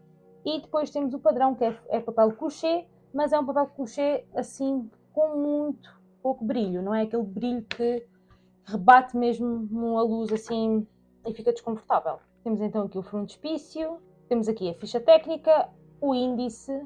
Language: Portuguese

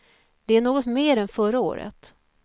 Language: Swedish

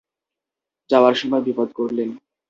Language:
Bangla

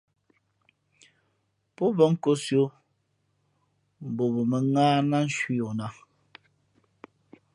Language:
Fe'fe'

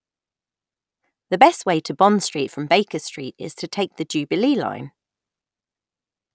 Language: English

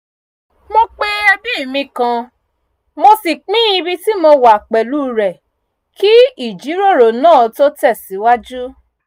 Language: Yoruba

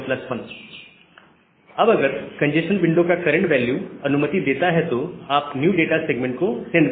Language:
Hindi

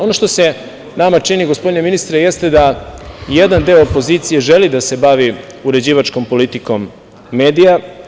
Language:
Serbian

